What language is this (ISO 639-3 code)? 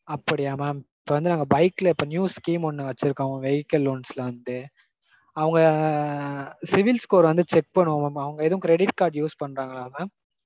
tam